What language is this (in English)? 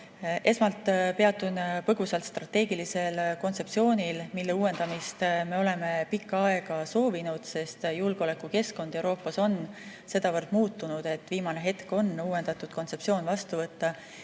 Estonian